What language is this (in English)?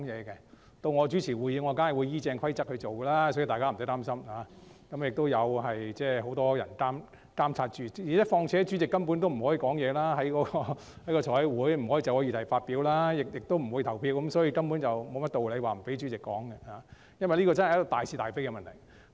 Cantonese